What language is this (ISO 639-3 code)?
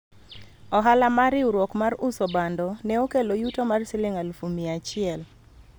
luo